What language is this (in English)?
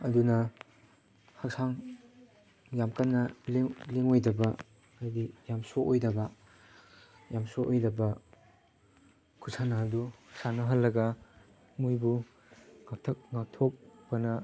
Manipuri